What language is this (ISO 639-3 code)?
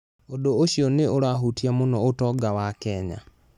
kik